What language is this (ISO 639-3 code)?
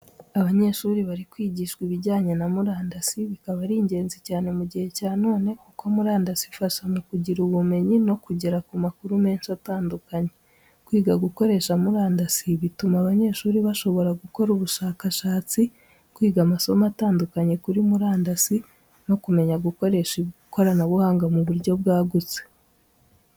kin